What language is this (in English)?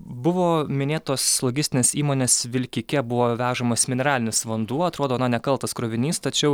Lithuanian